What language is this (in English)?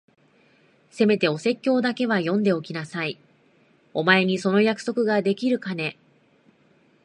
Japanese